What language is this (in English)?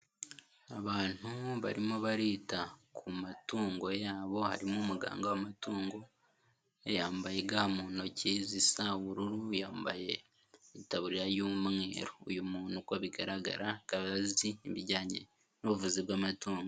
Kinyarwanda